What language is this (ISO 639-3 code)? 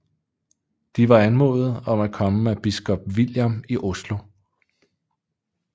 dan